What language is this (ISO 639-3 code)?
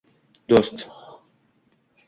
uzb